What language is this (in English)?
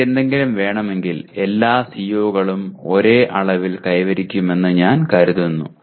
Malayalam